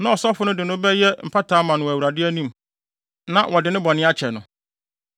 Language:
Akan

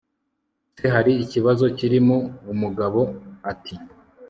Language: Kinyarwanda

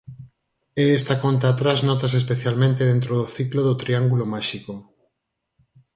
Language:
Galician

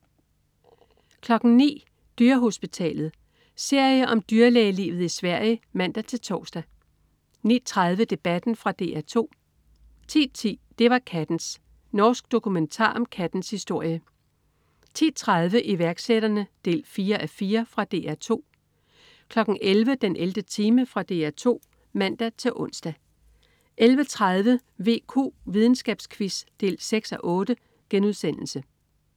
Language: Danish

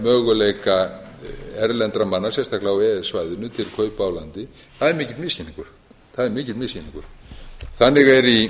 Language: Icelandic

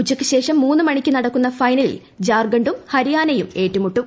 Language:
Malayalam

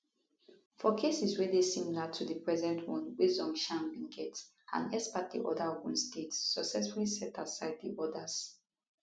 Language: Nigerian Pidgin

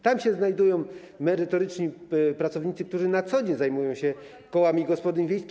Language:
Polish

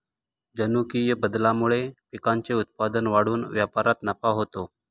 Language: Marathi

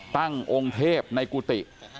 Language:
Thai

